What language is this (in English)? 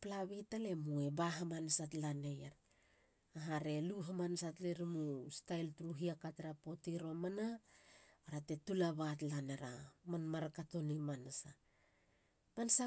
Halia